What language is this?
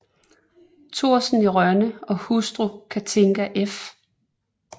Danish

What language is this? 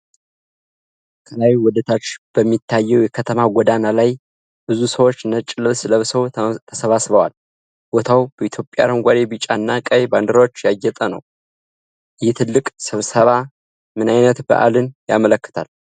Amharic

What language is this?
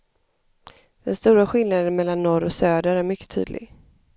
Swedish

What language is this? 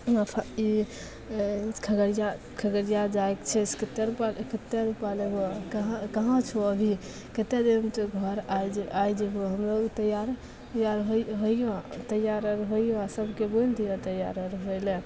Maithili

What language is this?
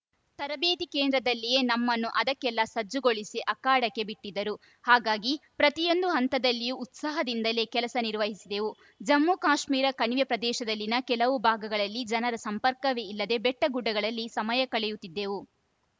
Kannada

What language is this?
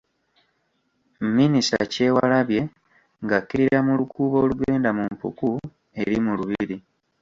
Ganda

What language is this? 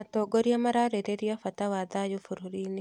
Kikuyu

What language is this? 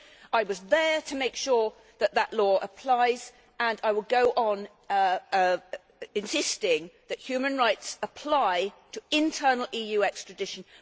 English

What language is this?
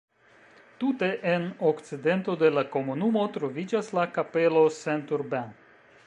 Esperanto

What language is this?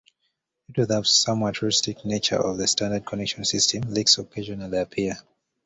English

